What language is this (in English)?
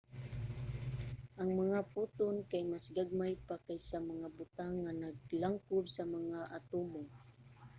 Cebuano